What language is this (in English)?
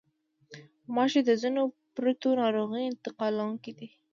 Pashto